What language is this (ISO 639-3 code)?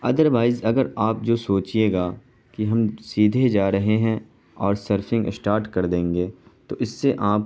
urd